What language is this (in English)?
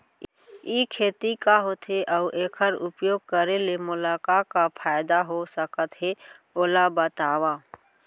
Chhattisgarhi